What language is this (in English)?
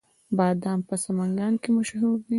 Pashto